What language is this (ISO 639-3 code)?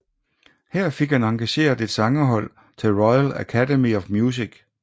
dan